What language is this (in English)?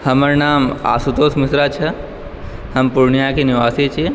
Maithili